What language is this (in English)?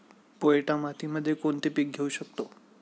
Marathi